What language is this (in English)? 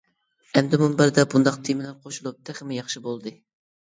Uyghur